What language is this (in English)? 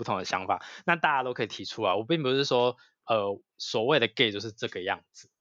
Chinese